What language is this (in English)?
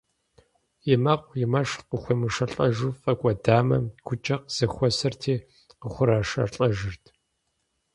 Kabardian